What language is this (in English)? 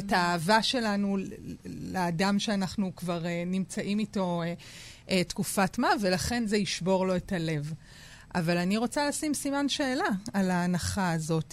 Hebrew